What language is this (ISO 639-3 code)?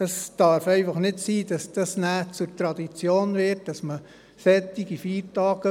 gsw